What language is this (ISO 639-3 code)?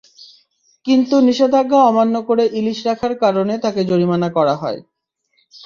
ben